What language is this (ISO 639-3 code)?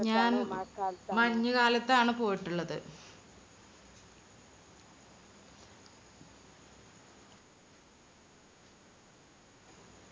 mal